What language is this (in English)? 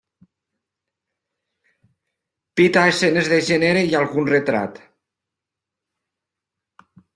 Catalan